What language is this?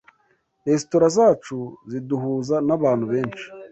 Kinyarwanda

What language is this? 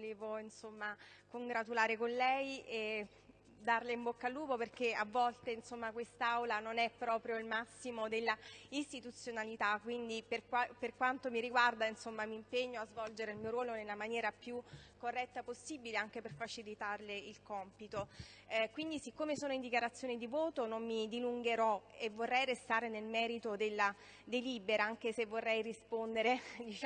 Italian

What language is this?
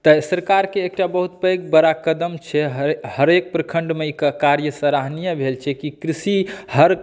Maithili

